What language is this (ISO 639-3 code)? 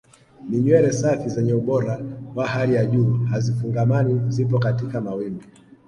swa